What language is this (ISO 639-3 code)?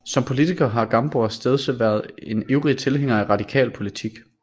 dan